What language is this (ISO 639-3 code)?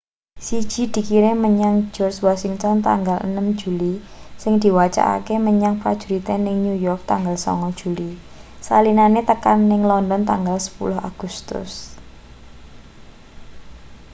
jav